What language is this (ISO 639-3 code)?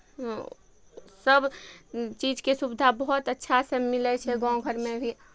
mai